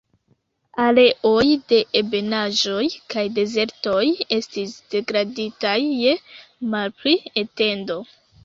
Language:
Esperanto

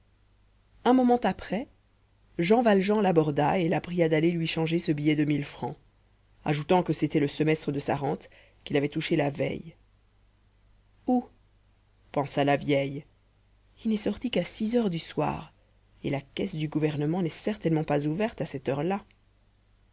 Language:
French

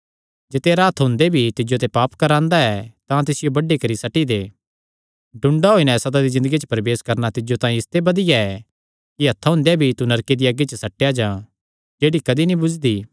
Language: Kangri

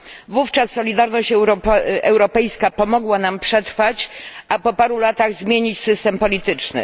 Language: Polish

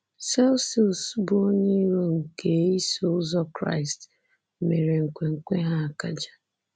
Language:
Igbo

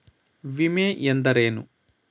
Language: Kannada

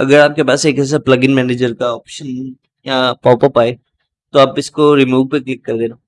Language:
Hindi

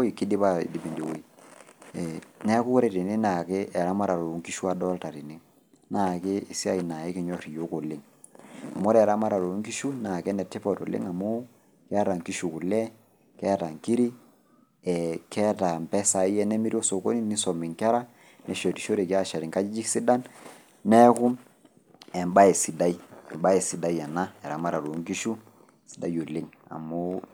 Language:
Masai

